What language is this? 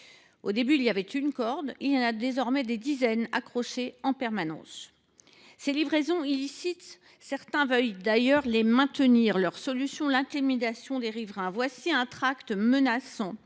French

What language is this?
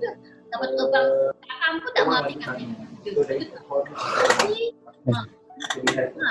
Malay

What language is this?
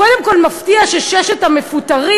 Hebrew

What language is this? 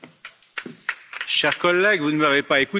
French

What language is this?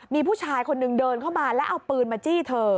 Thai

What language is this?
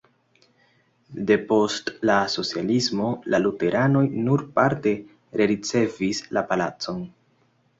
Esperanto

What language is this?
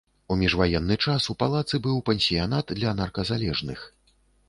Belarusian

